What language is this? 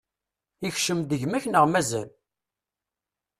Kabyle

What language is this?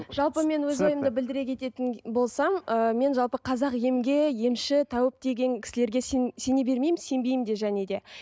Kazakh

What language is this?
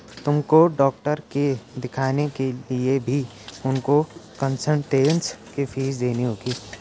Hindi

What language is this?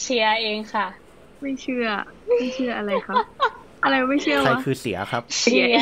Thai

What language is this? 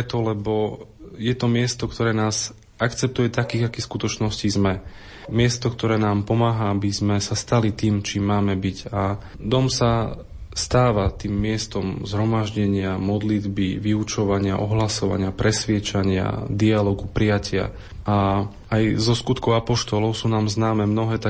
Slovak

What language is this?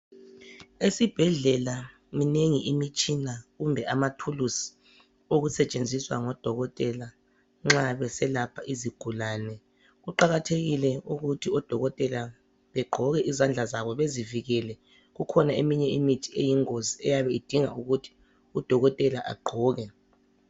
North Ndebele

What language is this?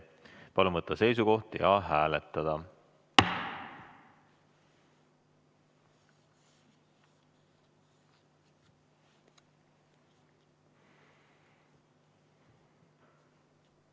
Estonian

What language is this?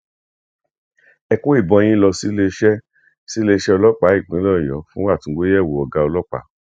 Yoruba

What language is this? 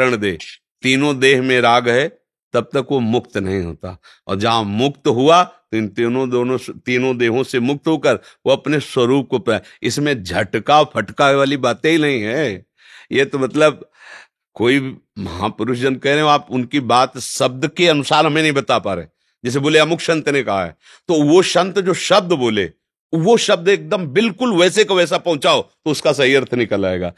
Hindi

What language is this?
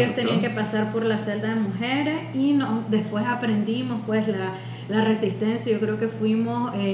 Spanish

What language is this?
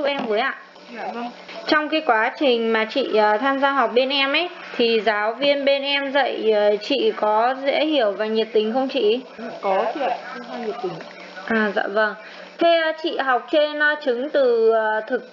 Vietnamese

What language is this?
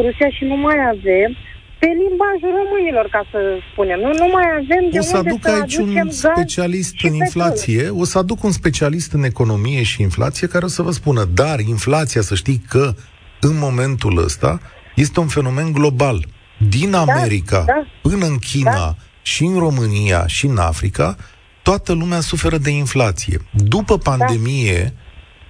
Romanian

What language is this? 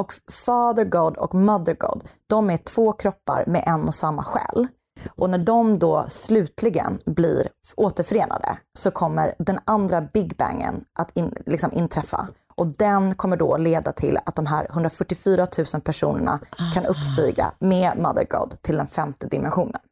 Swedish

